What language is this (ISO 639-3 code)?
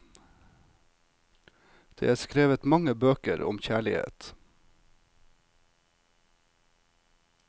nor